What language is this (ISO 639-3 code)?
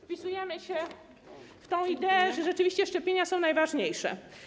pol